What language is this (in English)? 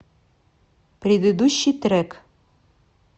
Russian